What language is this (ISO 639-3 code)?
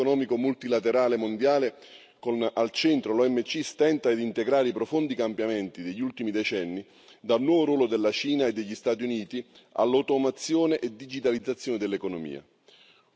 ita